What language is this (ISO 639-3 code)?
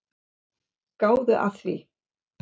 isl